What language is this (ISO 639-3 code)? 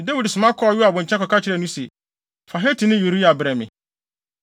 aka